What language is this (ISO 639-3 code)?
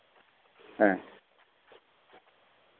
sat